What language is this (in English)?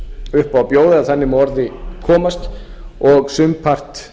Icelandic